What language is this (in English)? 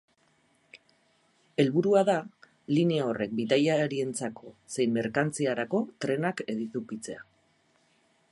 Basque